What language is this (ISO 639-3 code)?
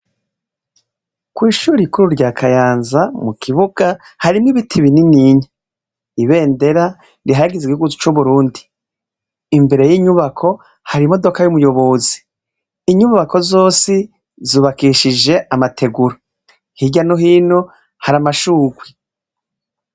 run